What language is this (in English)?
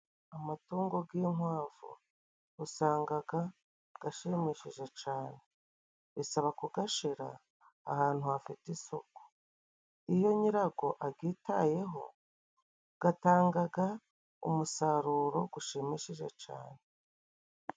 Kinyarwanda